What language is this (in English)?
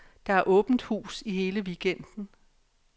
Danish